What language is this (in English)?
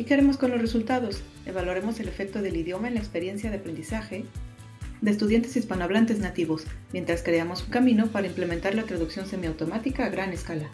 Spanish